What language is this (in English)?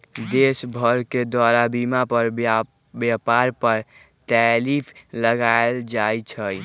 Magahi